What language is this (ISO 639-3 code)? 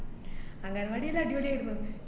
mal